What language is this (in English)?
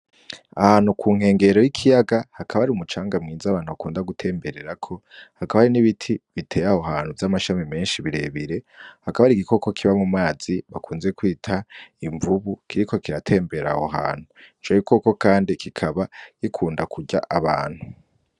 Rundi